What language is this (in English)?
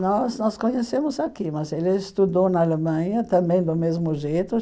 Portuguese